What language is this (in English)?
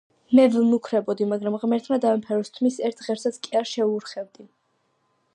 Georgian